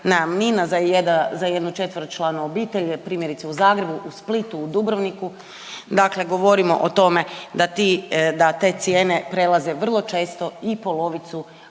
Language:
Croatian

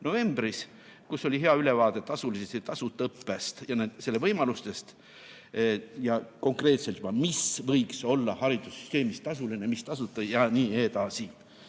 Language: Estonian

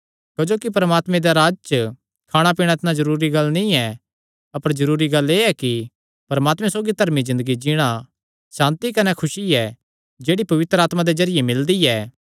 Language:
Kangri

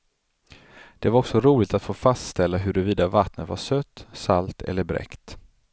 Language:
Swedish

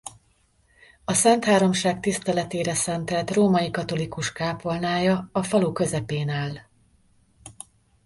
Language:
Hungarian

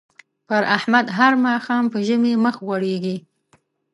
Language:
Pashto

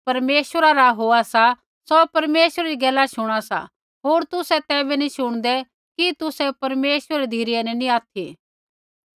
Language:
Kullu Pahari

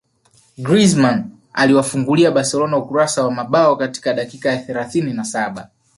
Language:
Swahili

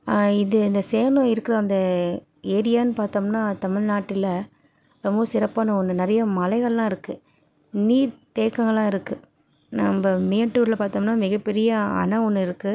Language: Tamil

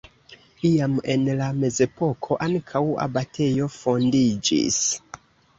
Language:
Esperanto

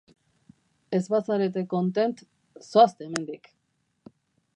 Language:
Basque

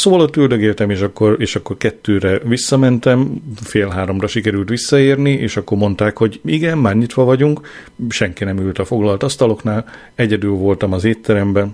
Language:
Hungarian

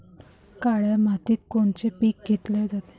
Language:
Marathi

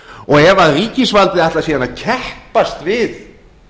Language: Icelandic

